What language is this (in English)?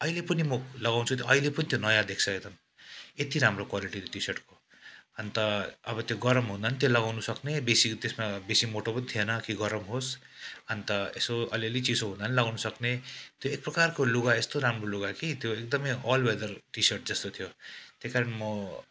Nepali